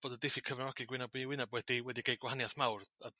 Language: Welsh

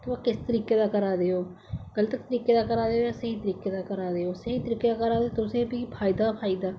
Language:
Dogri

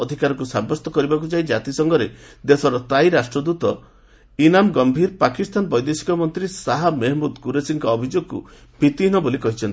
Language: Odia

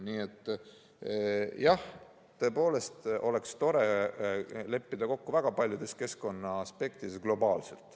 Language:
Estonian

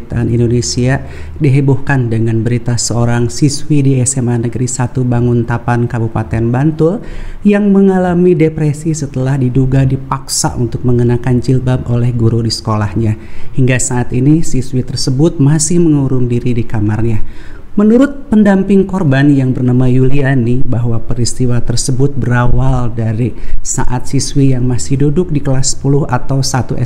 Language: Indonesian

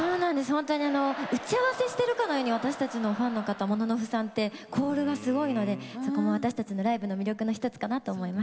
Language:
Japanese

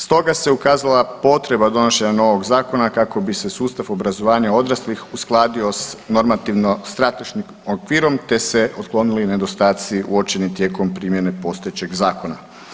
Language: Croatian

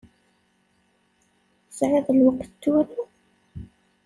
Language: Kabyle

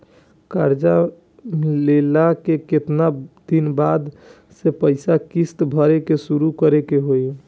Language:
Bhojpuri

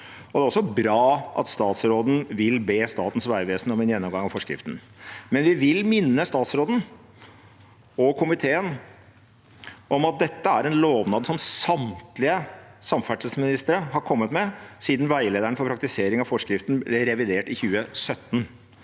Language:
Norwegian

